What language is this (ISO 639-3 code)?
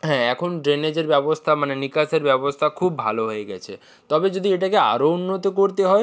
ben